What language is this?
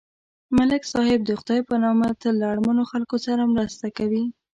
Pashto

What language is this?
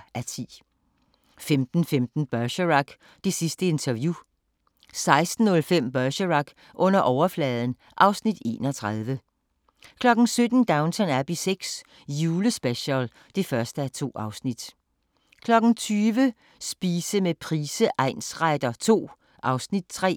Danish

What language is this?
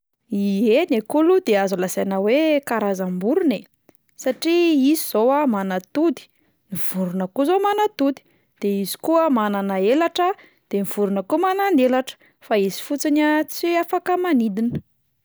Malagasy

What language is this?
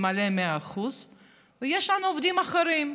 Hebrew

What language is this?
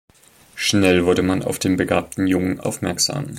German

